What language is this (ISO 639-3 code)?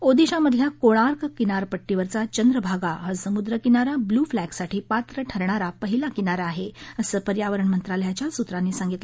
mar